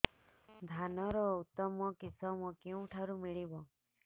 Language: Odia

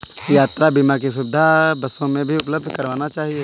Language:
Hindi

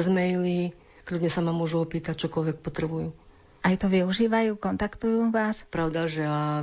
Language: Slovak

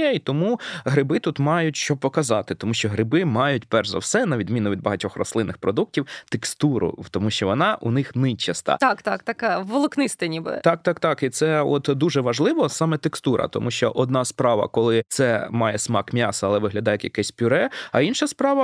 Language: Ukrainian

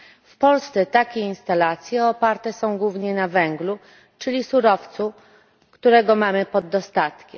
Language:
Polish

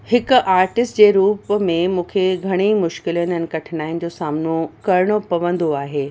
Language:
Sindhi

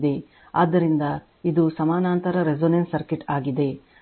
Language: Kannada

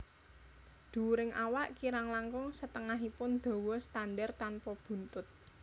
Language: Javanese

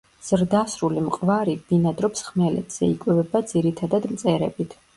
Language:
Georgian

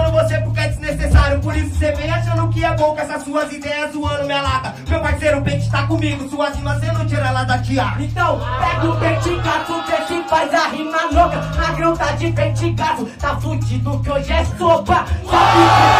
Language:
Portuguese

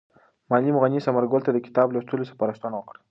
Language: Pashto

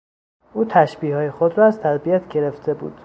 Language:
Persian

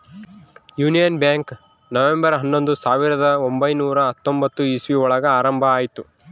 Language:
Kannada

